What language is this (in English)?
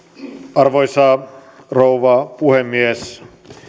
Finnish